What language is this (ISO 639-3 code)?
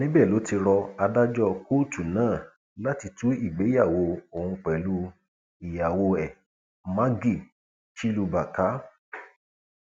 yor